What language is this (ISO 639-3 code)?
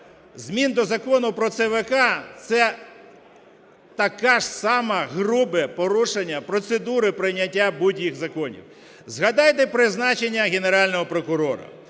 ukr